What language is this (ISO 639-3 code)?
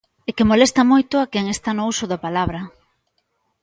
glg